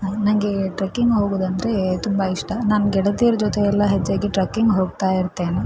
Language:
Kannada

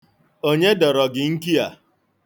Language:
Igbo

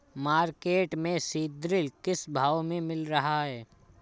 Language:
Hindi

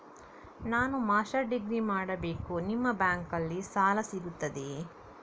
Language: Kannada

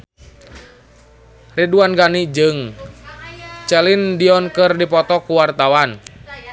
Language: Sundanese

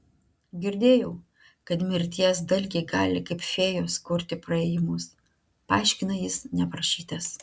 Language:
Lithuanian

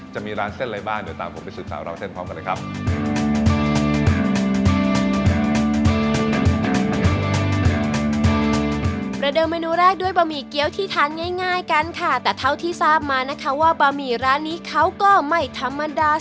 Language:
Thai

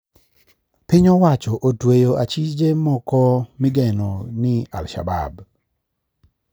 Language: Luo (Kenya and Tanzania)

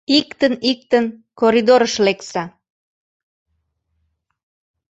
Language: Mari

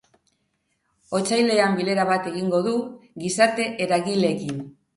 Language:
Basque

